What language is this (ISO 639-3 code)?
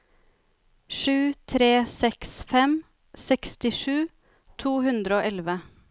nor